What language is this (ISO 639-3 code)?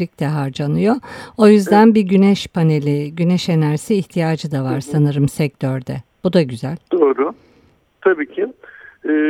tur